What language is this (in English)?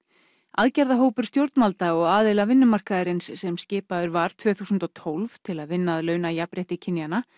Icelandic